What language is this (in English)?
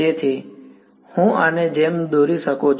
Gujarati